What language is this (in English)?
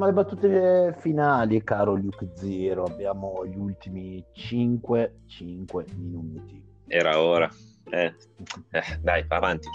Italian